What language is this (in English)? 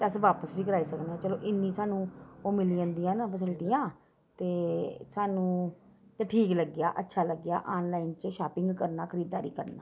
Dogri